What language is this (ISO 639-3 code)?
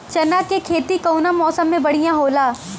bho